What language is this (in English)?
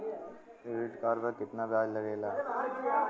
Bhojpuri